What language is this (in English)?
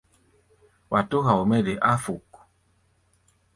Gbaya